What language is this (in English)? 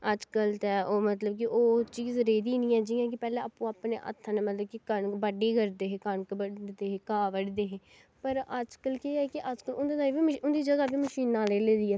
Dogri